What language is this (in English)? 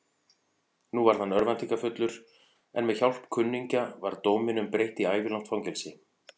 Icelandic